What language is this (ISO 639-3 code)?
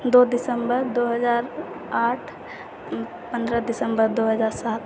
mai